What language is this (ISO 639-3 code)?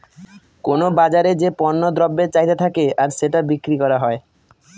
ben